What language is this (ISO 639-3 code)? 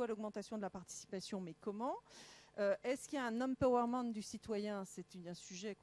fra